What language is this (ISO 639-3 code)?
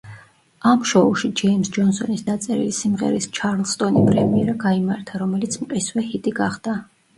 kat